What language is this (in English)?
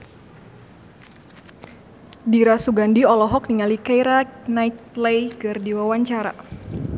Sundanese